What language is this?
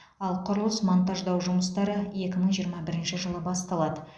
Kazakh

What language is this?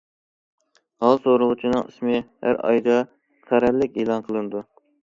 Uyghur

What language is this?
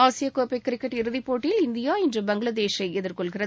Tamil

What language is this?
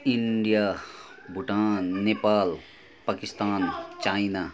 Nepali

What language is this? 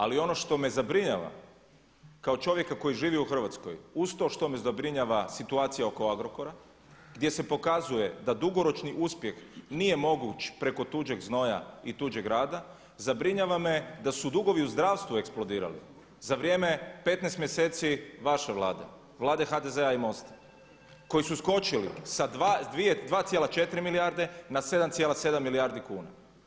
Croatian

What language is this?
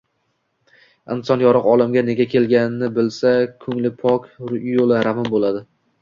Uzbek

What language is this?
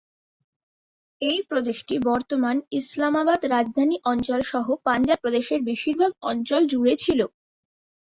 Bangla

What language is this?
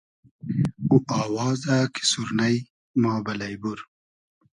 Hazaragi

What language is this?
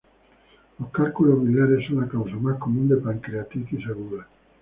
Spanish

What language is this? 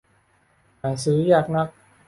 Thai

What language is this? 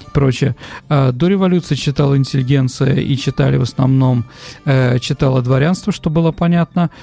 Russian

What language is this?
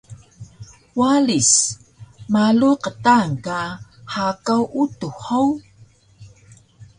Taroko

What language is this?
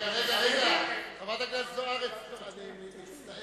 Hebrew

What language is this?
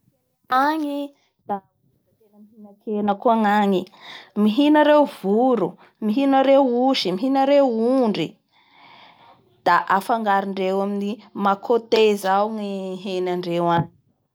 Bara Malagasy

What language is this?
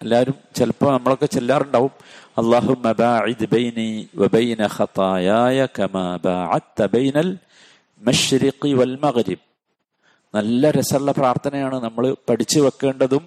Malayalam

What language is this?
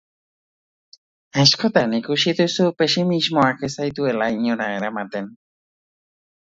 Basque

